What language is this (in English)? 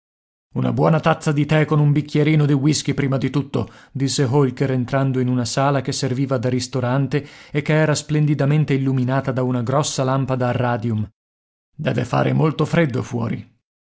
Italian